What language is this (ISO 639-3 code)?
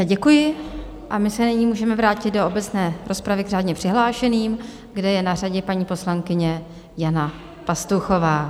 ces